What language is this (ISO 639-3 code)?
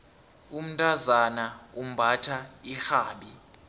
nbl